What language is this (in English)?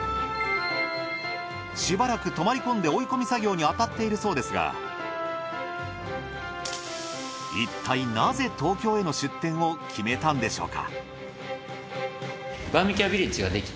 Japanese